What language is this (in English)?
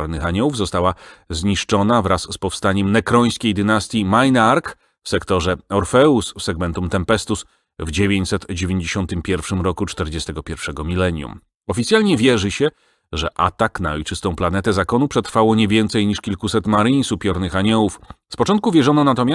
Polish